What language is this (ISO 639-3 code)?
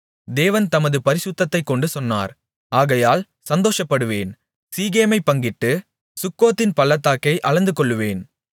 tam